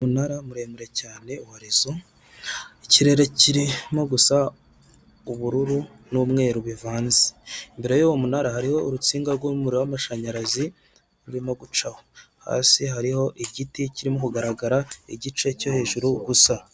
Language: Kinyarwanda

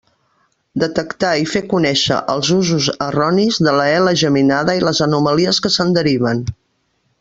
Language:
Catalan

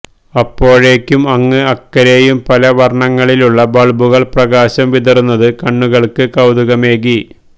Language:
Malayalam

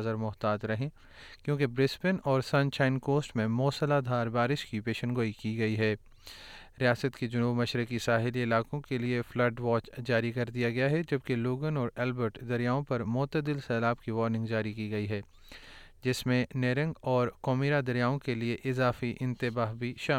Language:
Urdu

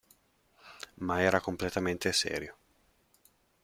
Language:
Italian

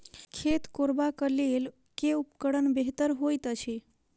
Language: Maithili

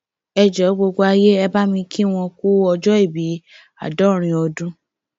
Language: Yoruba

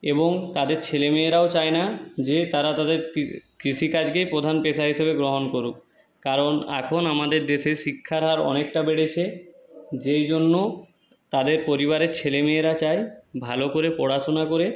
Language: Bangla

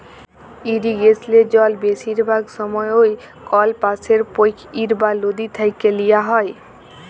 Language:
Bangla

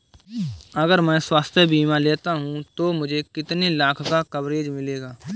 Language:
Hindi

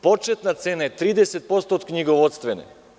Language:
Serbian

